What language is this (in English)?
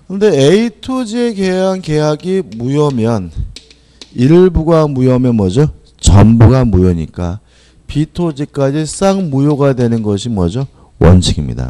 Korean